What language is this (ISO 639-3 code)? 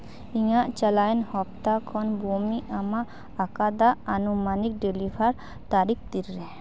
sat